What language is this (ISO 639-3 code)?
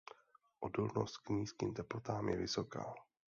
ces